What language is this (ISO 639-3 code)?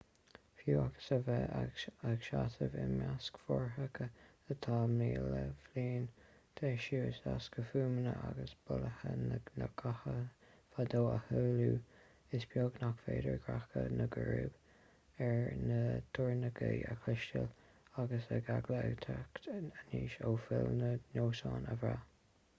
gle